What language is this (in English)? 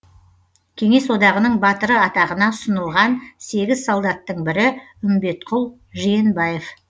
Kazakh